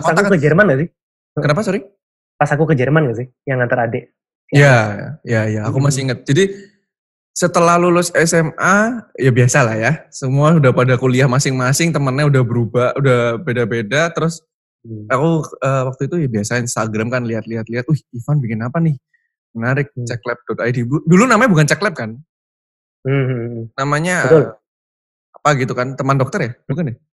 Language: Indonesian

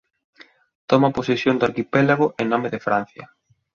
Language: Galician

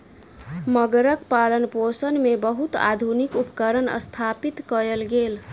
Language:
Maithili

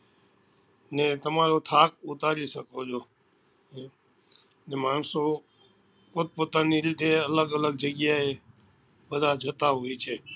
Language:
Gujarati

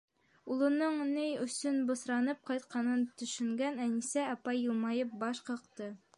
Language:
Bashkir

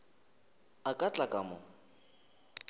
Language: Northern Sotho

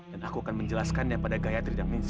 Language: Indonesian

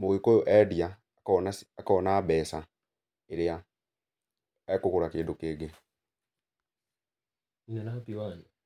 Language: Kikuyu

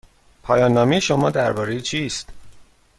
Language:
Persian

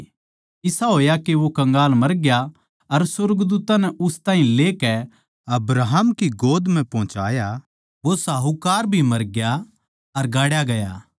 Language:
Haryanvi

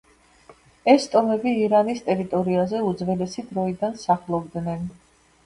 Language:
Georgian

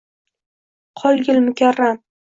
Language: Uzbek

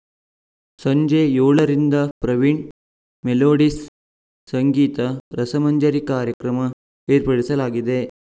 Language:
Kannada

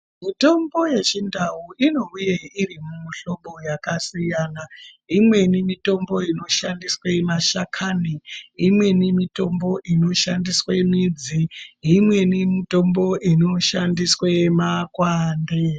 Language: Ndau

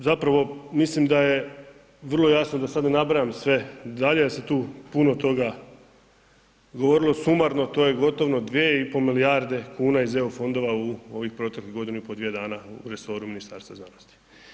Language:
Croatian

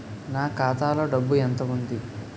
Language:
Telugu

